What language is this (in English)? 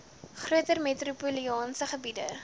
Afrikaans